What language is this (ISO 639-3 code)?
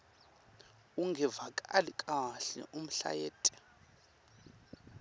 ssw